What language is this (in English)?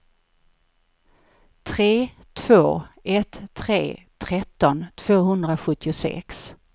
Swedish